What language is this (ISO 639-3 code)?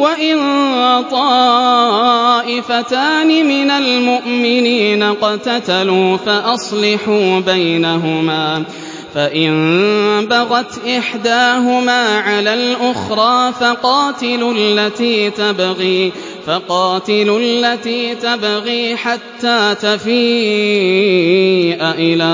ara